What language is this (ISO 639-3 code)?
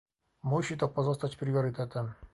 pol